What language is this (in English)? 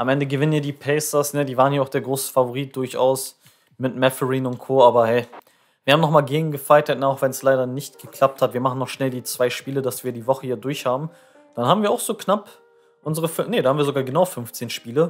German